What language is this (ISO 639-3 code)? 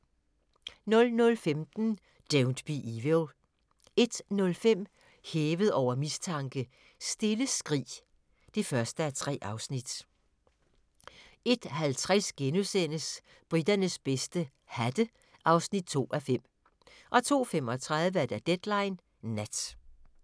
dan